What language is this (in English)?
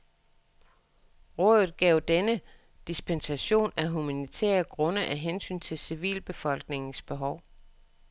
Danish